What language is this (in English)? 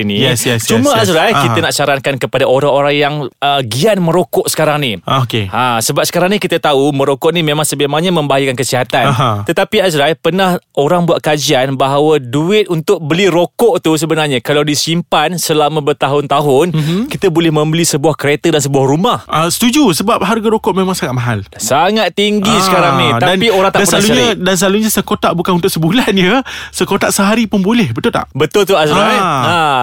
Malay